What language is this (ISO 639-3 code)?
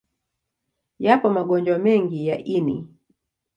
swa